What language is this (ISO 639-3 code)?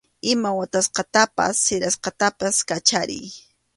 qxu